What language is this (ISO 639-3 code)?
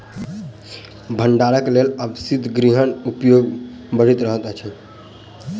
mai